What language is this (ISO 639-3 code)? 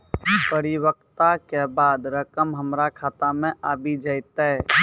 mai